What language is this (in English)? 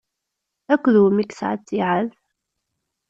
Kabyle